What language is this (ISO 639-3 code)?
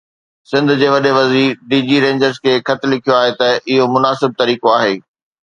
snd